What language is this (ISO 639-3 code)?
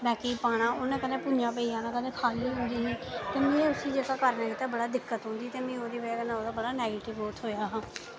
doi